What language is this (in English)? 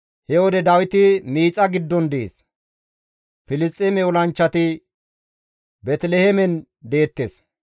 Gamo